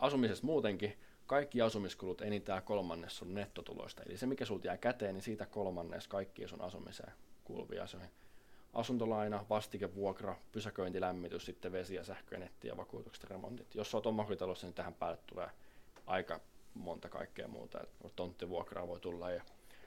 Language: Finnish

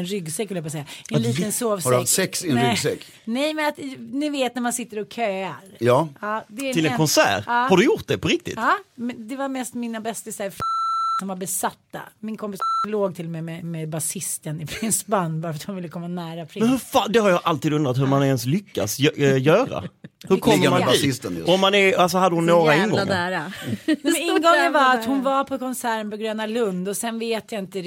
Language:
Swedish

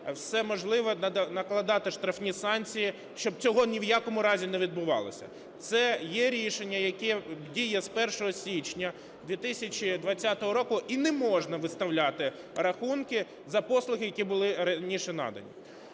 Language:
Ukrainian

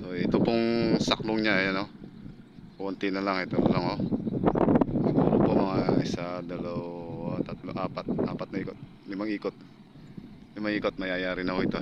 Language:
Filipino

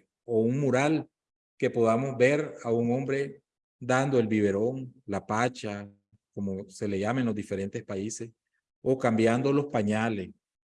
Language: Spanish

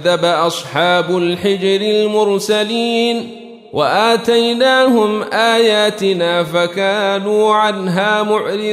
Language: Arabic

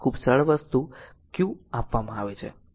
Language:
Gujarati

